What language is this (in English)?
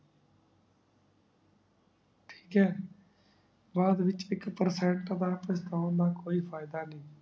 Punjabi